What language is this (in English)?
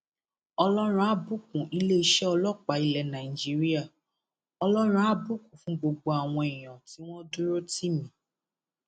Yoruba